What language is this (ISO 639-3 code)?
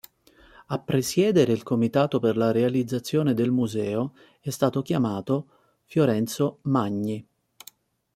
ita